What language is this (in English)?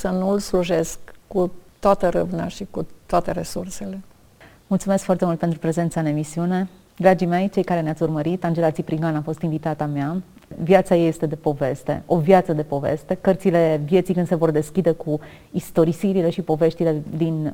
Romanian